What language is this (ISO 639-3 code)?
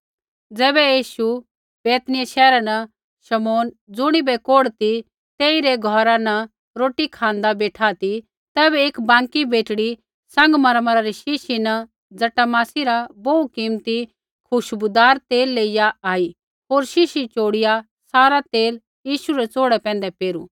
kfx